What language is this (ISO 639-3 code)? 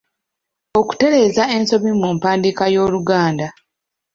lug